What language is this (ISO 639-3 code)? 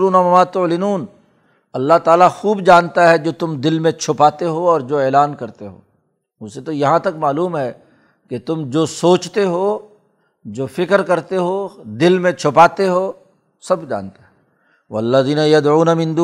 urd